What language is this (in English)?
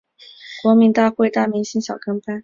Chinese